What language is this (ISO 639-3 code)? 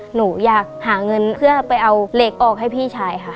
tha